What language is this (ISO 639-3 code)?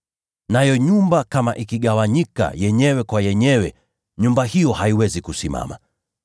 swa